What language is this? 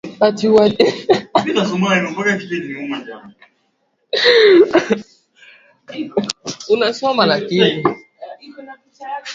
Swahili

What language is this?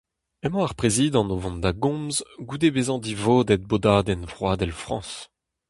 Breton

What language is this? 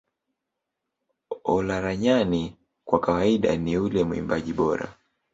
Swahili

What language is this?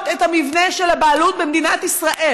Hebrew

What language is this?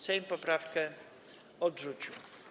Polish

